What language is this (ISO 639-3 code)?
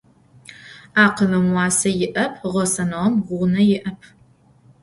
ady